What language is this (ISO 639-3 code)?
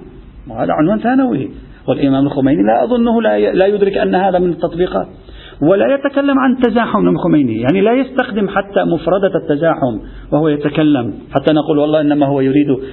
ara